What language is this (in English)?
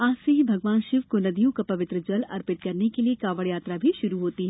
Hindi